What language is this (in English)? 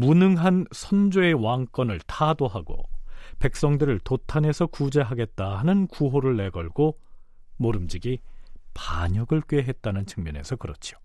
Korean